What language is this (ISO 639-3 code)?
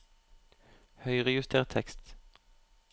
nor